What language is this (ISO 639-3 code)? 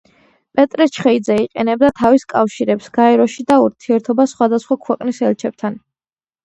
kat